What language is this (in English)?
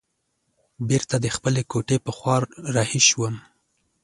Pashto